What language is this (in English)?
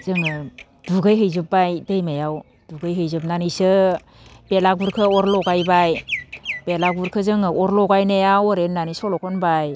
Bodo